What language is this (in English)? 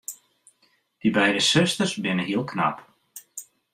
Western Frisian